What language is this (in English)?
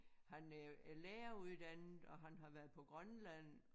Danish